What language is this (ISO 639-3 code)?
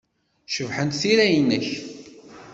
kab